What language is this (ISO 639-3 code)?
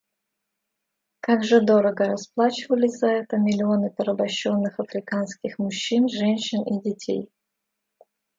rus